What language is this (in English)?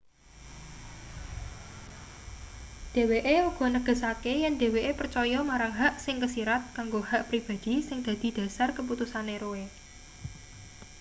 Javanese